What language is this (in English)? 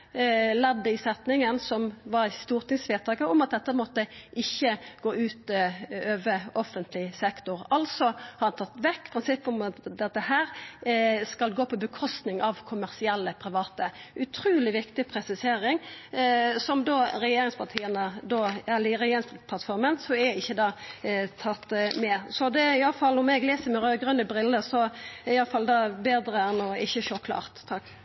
Norwegian Nynorsk